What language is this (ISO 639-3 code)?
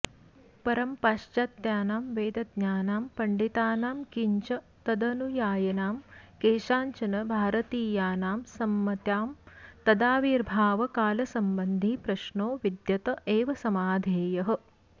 san